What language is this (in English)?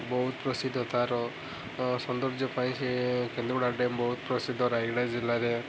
Odia